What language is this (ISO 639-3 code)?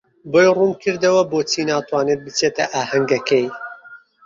ckb